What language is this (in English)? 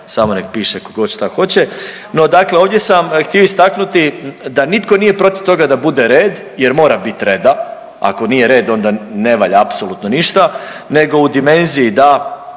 Croatian